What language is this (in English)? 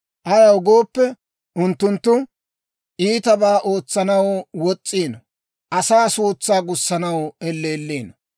Dawro